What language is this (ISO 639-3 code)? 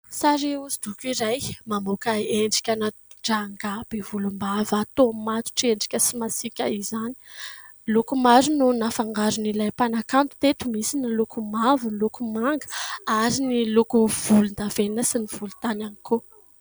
mlg